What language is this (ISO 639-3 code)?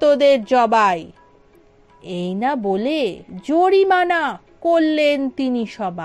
hin